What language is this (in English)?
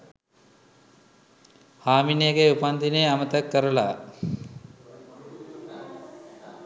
Sinhala